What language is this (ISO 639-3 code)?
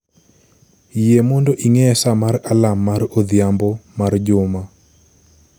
luo